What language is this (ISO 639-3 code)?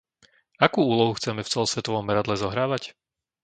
slk